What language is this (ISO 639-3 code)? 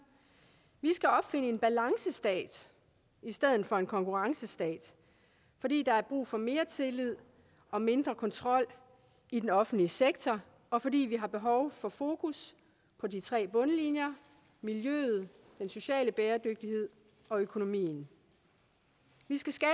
dan